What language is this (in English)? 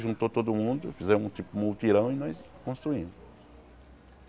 Portuguese